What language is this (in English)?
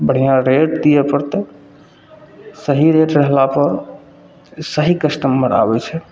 Maithili